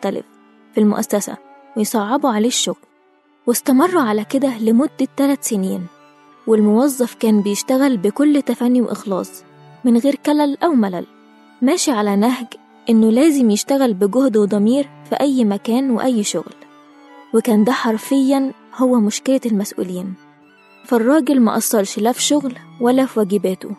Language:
Arabic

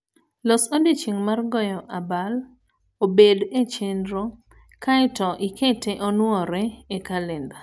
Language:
Luo (Kenya and Tanzania)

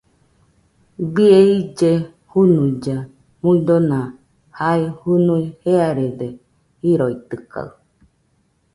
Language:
Nüpode Huitoto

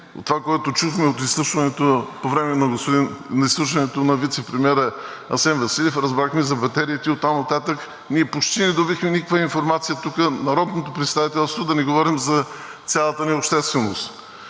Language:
Bulgarian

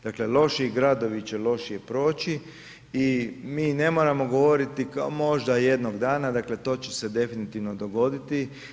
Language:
Croatian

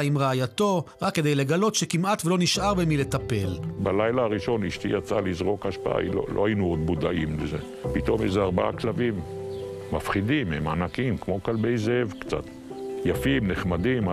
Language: Hebrew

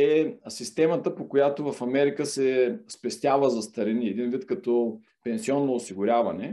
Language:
Bulgarian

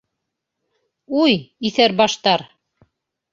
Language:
Bashkir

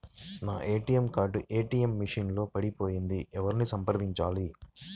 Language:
Telugu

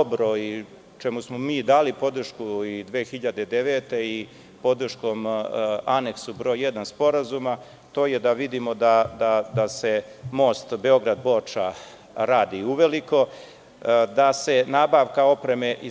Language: Serbian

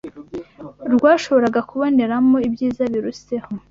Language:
Kinyarwanda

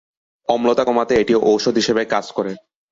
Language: Bangla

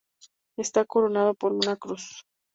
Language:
Spanish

